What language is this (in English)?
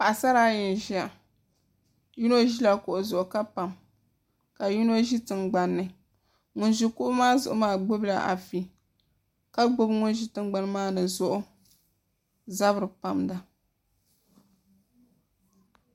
Dagbani